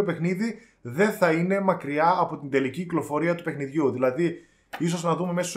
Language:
Greek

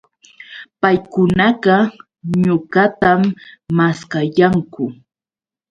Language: Yauyos Quechua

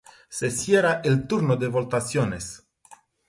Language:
Romanian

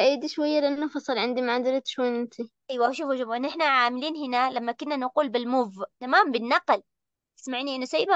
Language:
Arabic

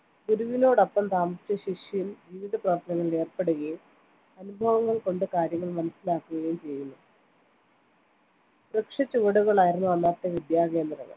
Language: Malayalam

